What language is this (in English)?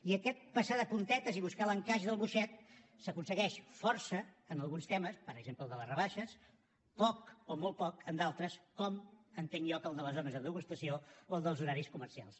Catalan